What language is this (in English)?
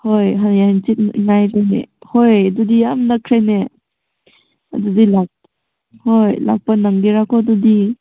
Manipuri